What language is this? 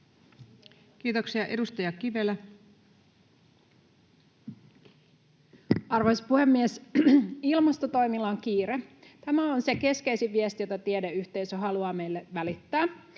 Finnish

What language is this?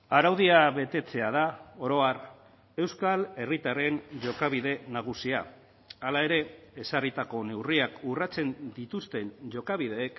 Basque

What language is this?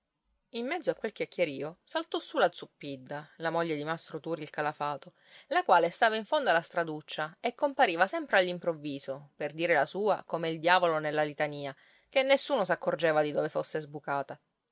Italian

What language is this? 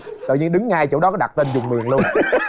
Vietnamese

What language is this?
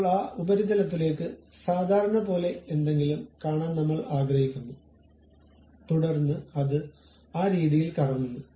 Malayalam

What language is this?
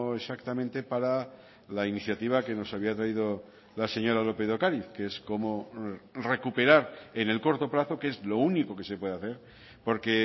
Spanish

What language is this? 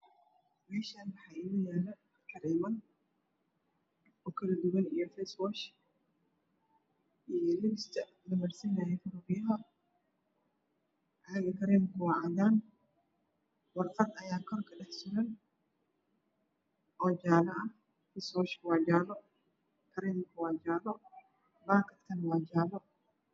Somali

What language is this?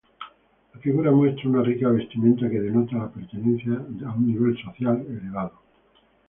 Spanish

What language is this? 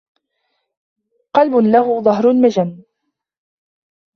Arabic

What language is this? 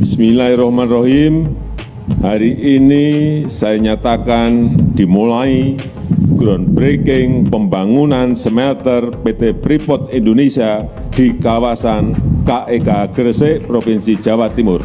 Indonesian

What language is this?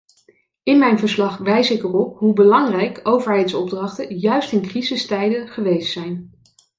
Dutch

